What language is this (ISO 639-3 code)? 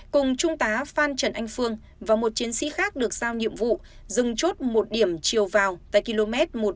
vie